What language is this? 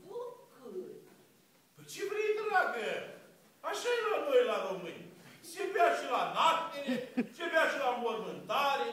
Romanian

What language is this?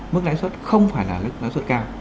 Vietnamese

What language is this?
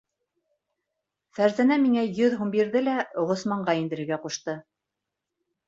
Bashkir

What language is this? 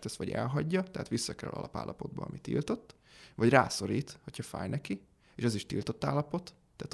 Hungarian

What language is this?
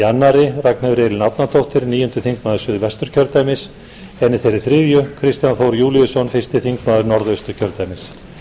Icelandic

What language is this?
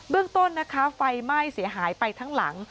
Thai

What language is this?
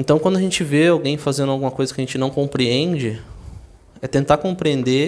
Portuguese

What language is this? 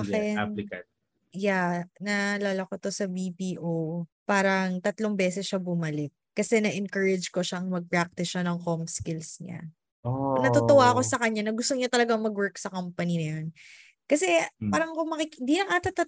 Filipino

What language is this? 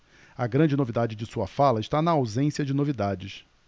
Portuguese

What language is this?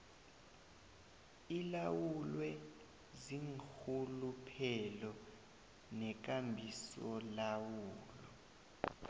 South Ndebele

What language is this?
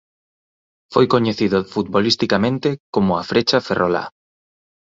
Galician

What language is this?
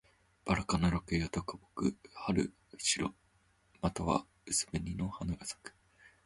Japanese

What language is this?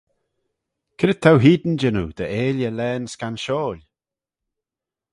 Manx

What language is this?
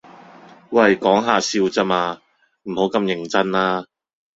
Cantonese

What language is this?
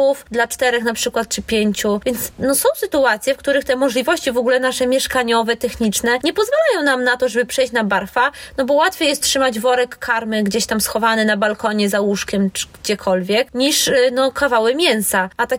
Polish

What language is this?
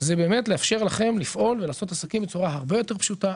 Hebrew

